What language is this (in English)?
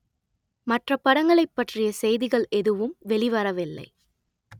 Tamil